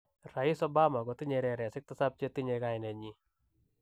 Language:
Kalenjin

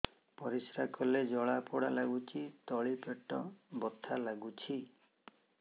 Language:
Odia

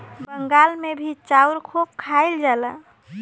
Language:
Bhojpuri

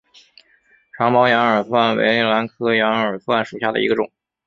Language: Chinese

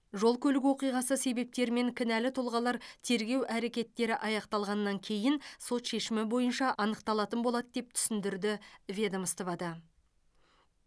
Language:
Kazakh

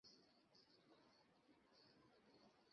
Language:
Bangla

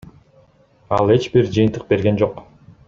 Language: Kyrgyz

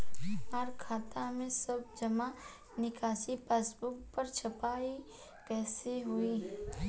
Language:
Bhojpuri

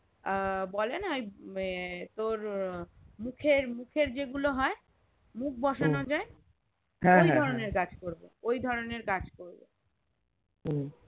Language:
Bangla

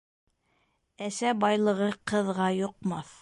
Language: Bashkir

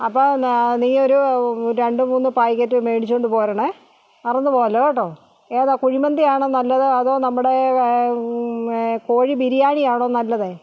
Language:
Malayalam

